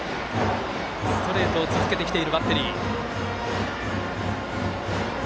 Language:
Japanese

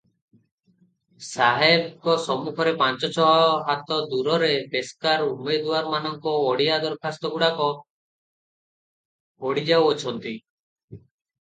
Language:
Odia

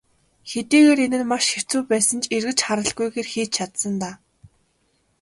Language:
Mongolian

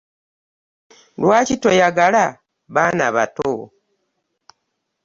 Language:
Ganda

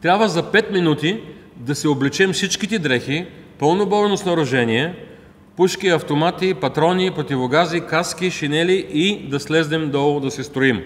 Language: Bulgarian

